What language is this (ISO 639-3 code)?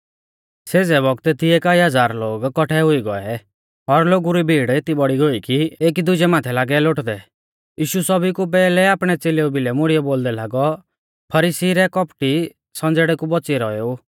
bfz